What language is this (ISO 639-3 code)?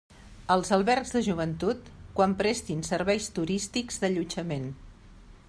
cat